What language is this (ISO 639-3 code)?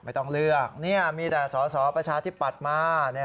tha